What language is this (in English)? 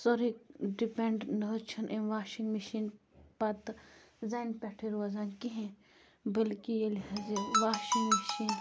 Kashmiri